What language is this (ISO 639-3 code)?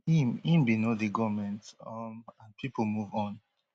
pcm